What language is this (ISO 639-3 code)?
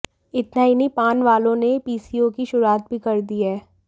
hin